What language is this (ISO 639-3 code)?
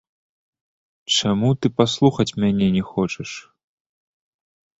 bel